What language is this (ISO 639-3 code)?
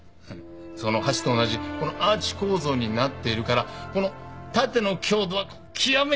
jpn